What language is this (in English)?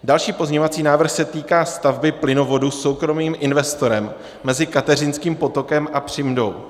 Czech